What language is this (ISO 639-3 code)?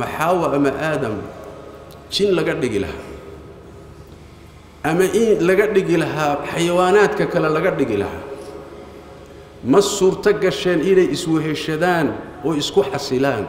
ara